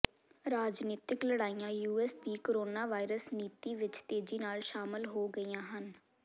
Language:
Punjabi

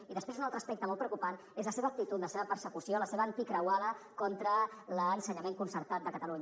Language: Catalan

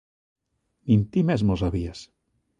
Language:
Galician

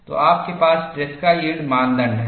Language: Hindi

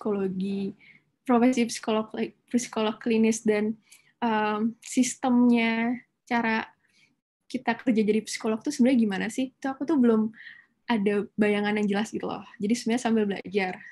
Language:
Indonesian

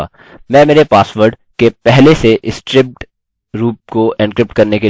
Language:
Hindi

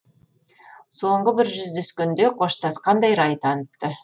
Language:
Kazakh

